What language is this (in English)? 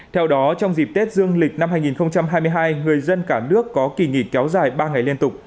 Vietnamese